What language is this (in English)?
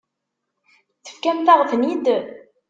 Kabyle